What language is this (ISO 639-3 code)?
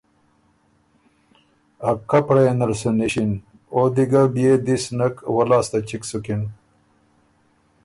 oru